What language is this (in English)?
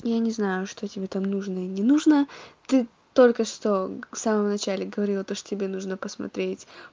Russian